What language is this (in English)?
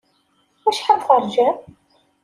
Kabyle